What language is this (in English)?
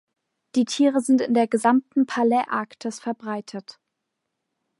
German